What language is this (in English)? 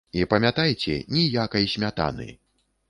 Belarusian